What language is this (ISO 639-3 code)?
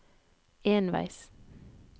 nor